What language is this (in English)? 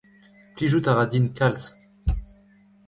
Breton